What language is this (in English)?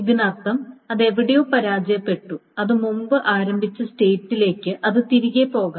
Malayalam